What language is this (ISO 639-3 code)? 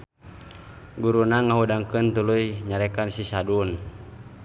sun